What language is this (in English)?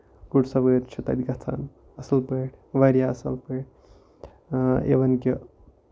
Kashmiri